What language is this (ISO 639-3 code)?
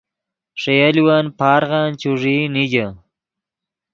ydg